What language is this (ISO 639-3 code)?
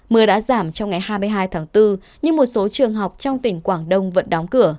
vie